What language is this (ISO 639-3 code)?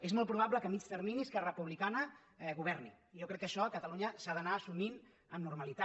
cat